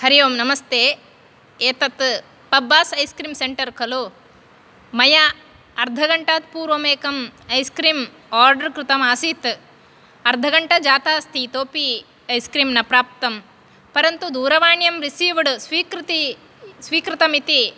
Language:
Sanskrit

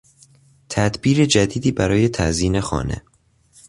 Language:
Persian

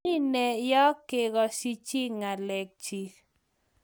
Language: Kalenjin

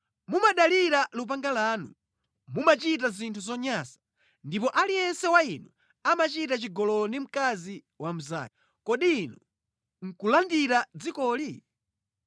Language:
Nyanja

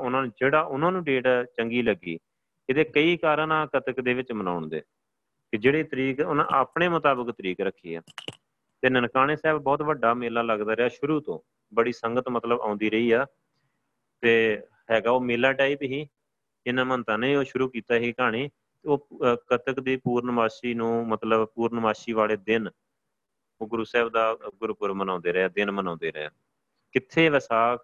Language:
Punjabi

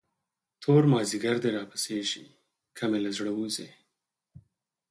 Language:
Pashto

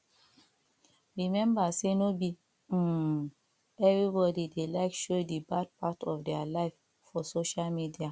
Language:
Nigerian Pidgin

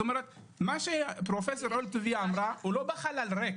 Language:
Hebrew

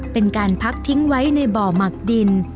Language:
Thai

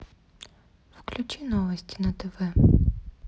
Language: Russian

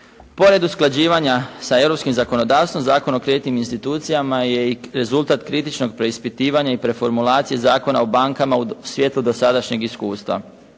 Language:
Croatian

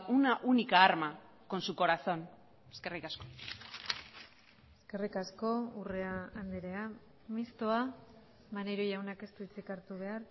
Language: Basque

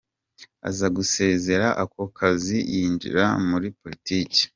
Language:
Kinyarwanda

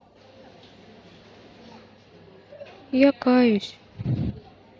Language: Russian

